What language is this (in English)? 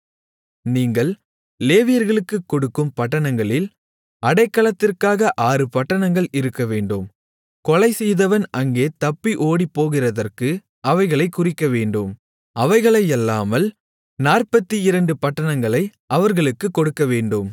Tamil